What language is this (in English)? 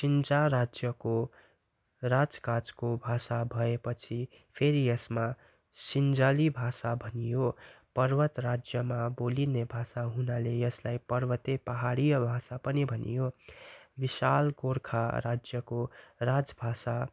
Nepali